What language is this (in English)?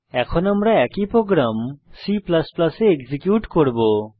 Bangla